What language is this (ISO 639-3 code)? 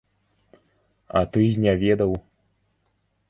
bel